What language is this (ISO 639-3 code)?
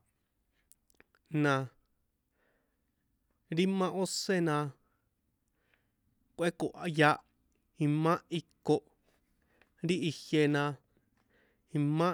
poe